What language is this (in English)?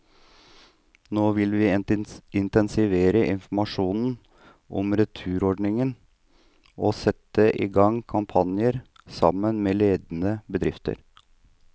Norwegian